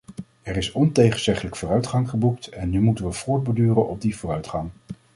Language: Dutch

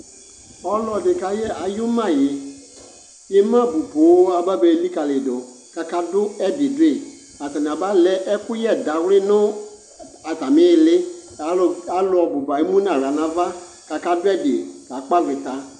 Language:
Ikposo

